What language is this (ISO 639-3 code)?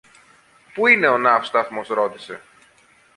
ell